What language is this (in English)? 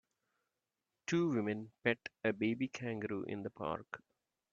English